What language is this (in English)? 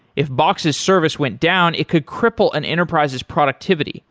English